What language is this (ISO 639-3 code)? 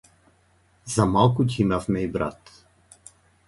mkd